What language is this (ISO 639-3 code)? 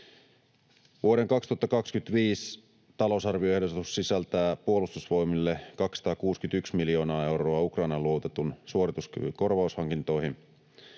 fin